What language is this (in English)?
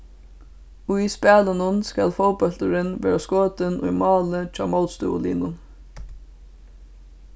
Faroese